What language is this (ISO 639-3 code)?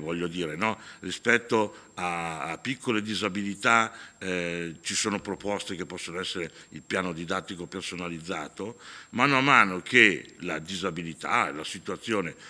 ita